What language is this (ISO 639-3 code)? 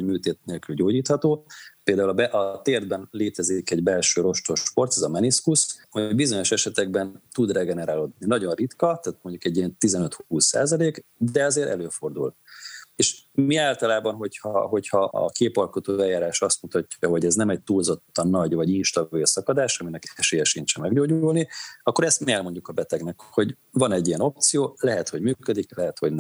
hun